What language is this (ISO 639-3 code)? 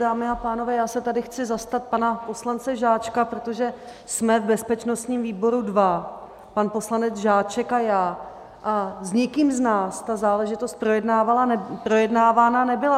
ces